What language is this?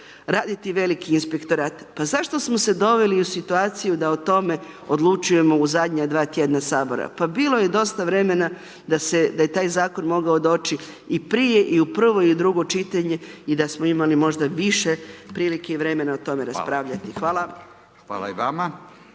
Croatian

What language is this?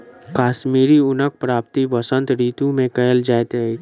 Maithili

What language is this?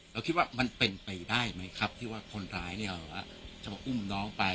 Thai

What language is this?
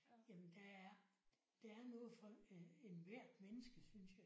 Danish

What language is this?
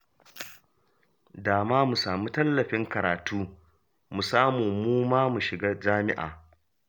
Hausa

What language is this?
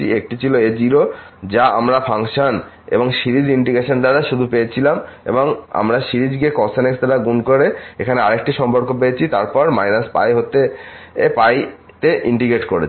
Bangla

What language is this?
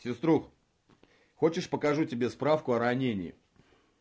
Russian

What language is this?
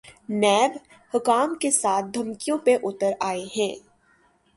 Urdu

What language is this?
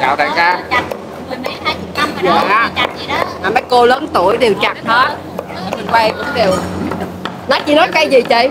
Vietnamese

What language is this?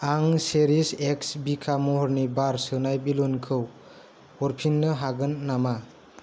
Bodo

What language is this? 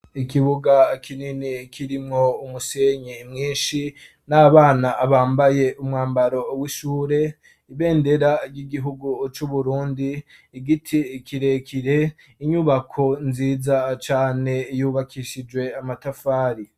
Rundi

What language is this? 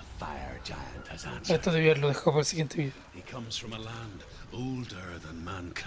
Spanish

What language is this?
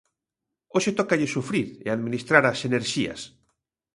Galician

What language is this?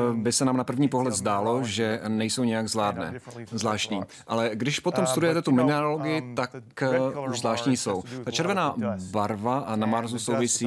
Czech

